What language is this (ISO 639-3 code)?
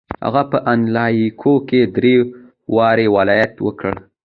pus